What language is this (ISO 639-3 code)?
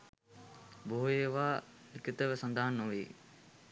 sin